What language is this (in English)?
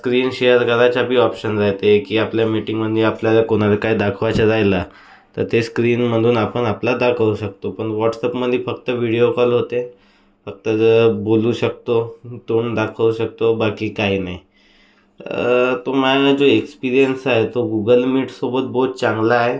Marathi